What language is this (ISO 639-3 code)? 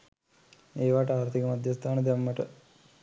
sin